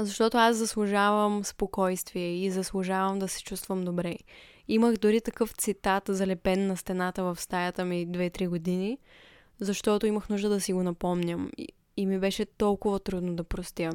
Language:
Bulgarian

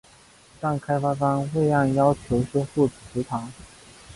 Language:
Chinese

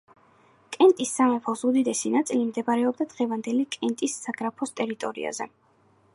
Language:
Georgian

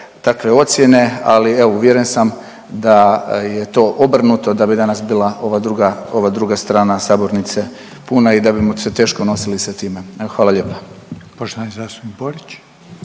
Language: Croatian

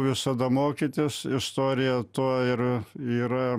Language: Lithuanian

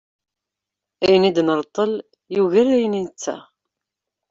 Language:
Kabyle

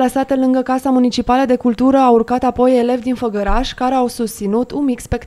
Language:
Romanian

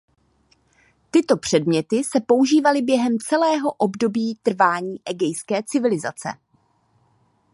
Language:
Czech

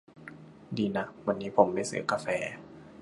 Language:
Thai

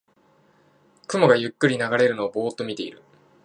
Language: Japanese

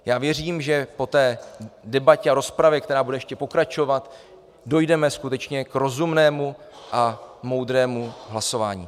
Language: Czech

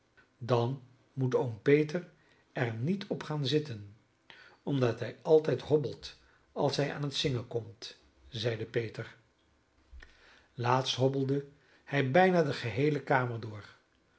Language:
Dutch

